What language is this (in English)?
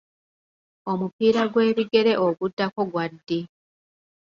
Ganda